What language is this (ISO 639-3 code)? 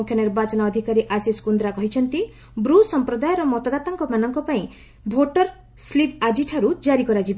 ori